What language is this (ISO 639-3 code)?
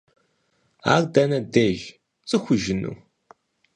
kbd